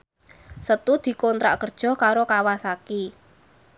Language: Javanese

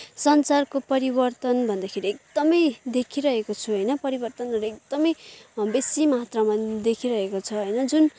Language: Nepali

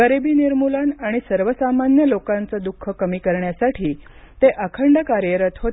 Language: Marathi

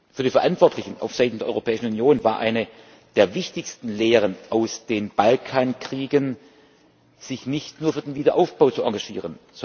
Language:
German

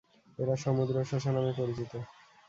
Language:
Bangla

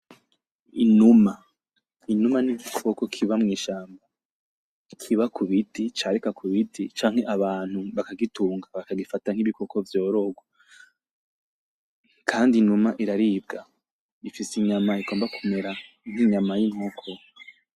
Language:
Rundi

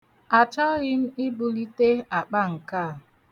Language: Igbo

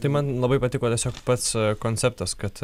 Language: Lithuanian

